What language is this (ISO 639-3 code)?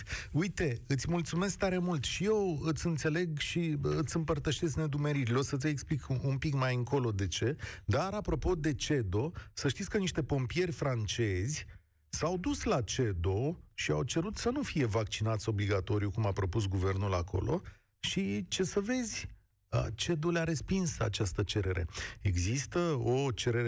ron